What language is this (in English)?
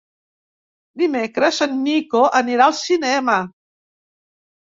Catalan